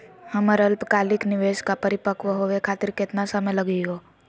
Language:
Magahi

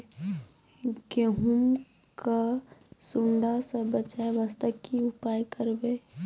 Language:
Maithili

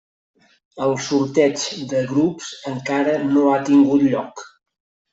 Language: Catalan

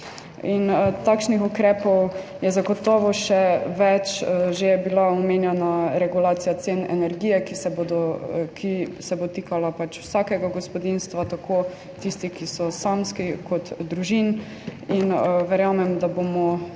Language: Slovenian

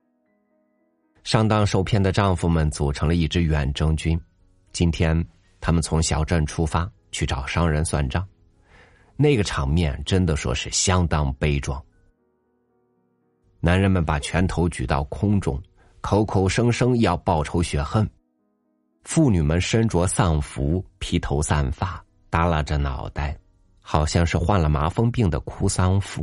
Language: Chinese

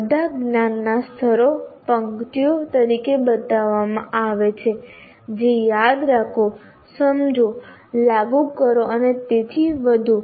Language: Gujarati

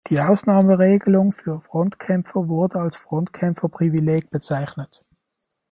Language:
German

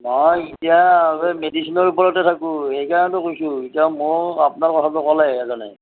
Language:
Assamese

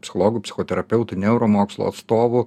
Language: Lithuanian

